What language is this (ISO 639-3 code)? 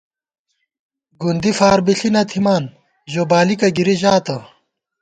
gwt